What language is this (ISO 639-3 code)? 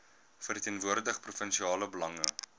afr